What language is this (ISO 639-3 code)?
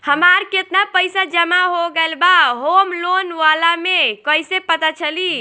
bho